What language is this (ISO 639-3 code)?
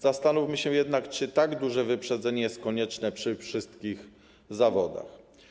pol